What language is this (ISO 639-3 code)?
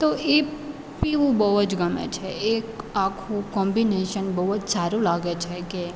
guj